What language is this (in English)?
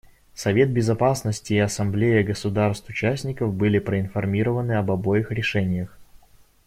Russian